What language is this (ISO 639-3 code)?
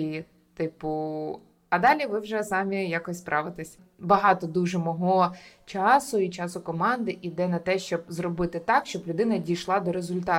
ukr